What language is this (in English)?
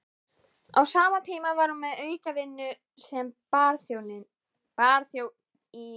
Icelandic